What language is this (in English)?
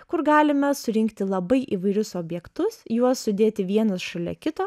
Lithuanian